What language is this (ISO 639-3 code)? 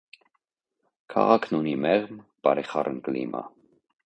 hye